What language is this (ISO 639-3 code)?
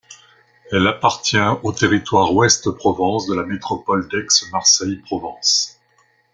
fra